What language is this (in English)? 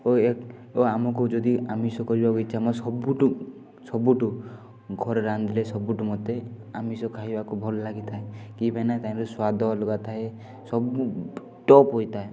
Odia